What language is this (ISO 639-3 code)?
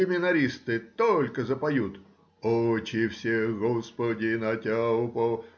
rus